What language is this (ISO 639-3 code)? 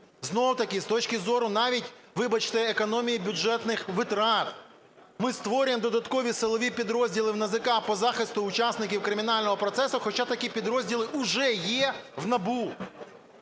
ukr